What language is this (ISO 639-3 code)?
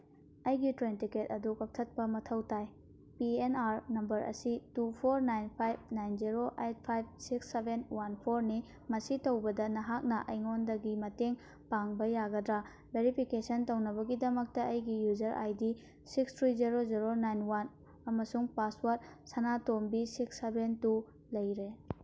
mni